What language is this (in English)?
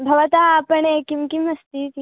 Sanskrit